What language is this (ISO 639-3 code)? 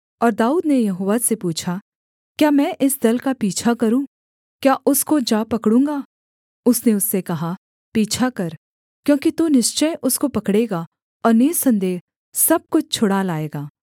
hin